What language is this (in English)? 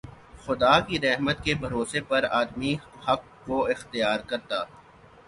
Urdu